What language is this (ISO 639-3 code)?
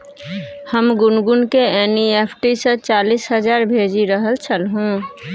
mai